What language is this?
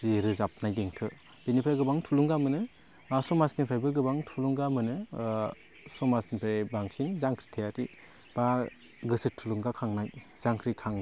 Bodo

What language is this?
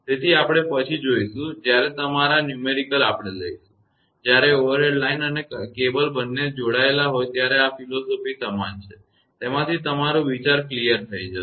Gujarati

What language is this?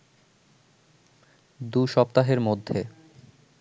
Bangla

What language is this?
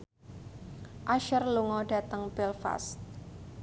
Javanese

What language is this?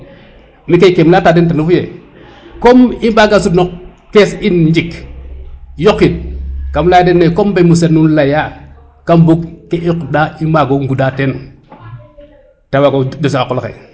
Serer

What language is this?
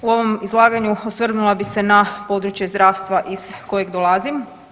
Croatian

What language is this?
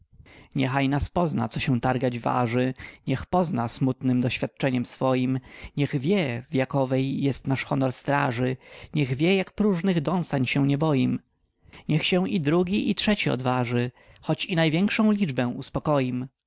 Polish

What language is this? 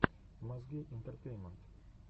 Russian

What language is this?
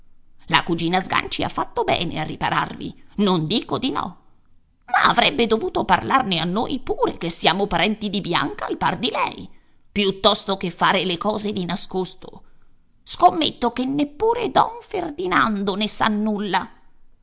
Italian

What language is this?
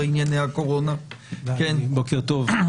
Hebrew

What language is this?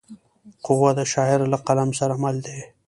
Pashto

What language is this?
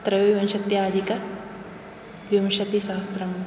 Sanskrit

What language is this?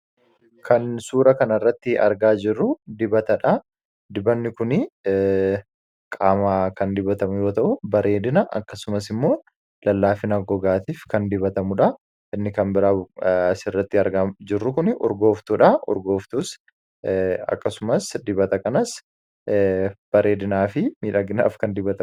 Oromo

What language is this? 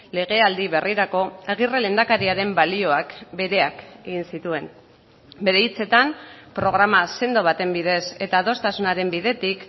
Basque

